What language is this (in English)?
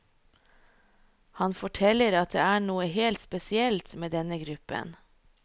Norwegian